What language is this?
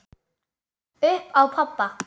Icelandic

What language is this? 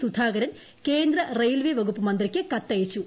Malayalam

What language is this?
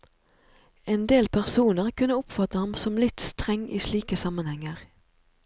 Norwegian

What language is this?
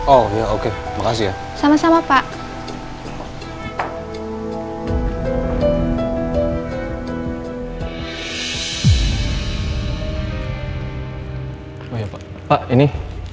Indonesian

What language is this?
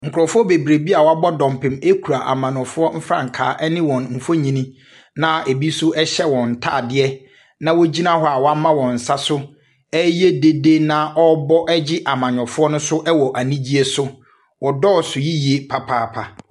Akan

